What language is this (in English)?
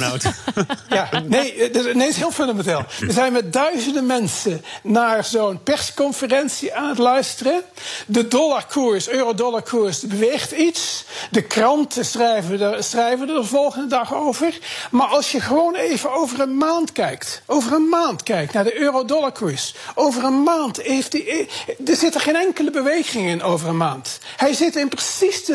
Dutch